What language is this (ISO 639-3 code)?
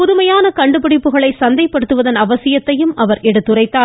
tam